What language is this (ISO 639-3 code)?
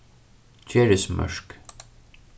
fao